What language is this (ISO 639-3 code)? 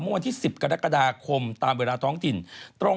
tha